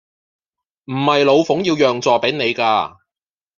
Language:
Cantonese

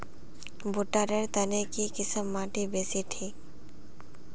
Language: Magahi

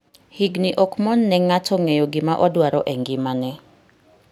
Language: Luo (Kenya and Tanzania)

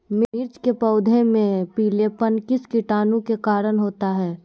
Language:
Magahi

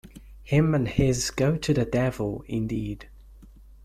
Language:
English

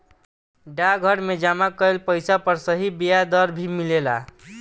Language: Bhojpuri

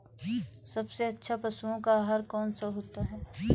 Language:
Hindi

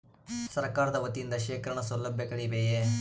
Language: Kannada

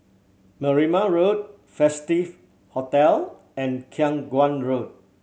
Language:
English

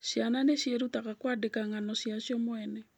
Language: Kikuyu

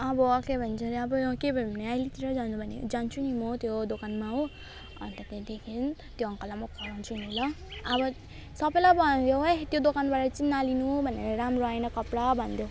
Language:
Nepali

